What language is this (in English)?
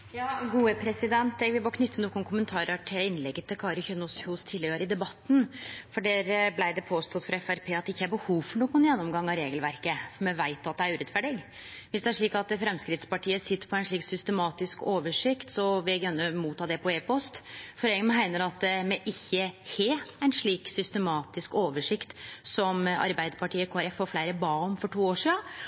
Norwegian Nynorsk